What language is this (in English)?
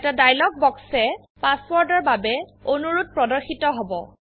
Assamese